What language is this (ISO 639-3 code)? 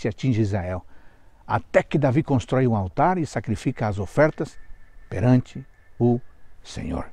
por